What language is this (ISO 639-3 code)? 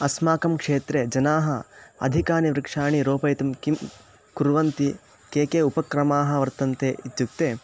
san